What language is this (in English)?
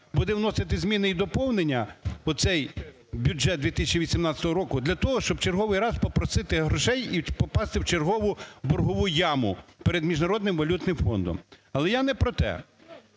Ukrainian